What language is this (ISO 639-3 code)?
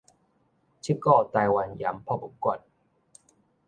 nan